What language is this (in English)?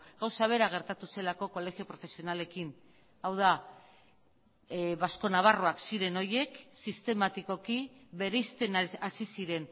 Basque